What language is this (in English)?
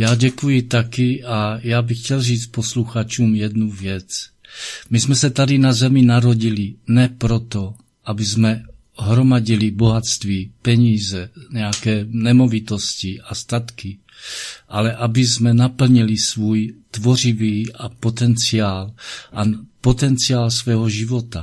Czech